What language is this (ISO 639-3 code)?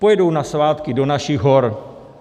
ces